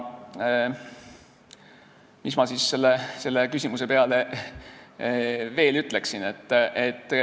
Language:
Estonian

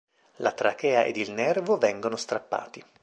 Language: Italian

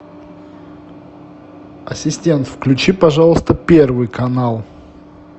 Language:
Russian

